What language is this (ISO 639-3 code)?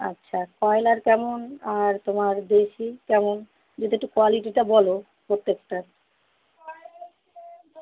ben